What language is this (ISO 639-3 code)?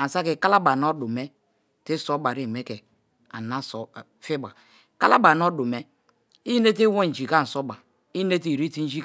ijn